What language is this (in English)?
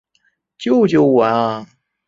Chinese